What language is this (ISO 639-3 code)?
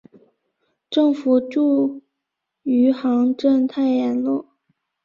zho